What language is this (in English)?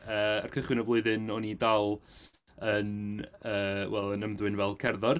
Welsh